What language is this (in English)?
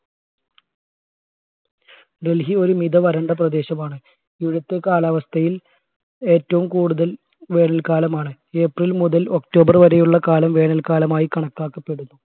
Malayalam